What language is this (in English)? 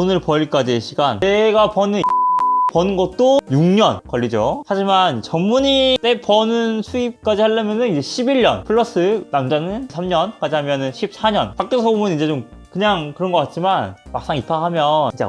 Korean